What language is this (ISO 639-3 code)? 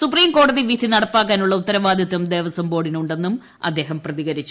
mal